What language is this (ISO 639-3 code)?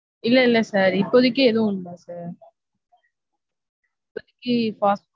tam